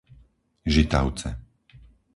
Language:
Slovak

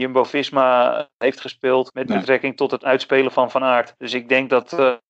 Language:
Dutch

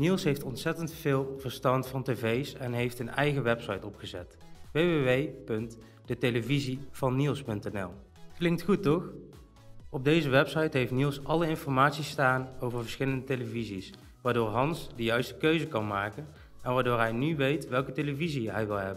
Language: Dutch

